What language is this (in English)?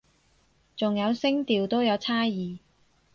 Cantonese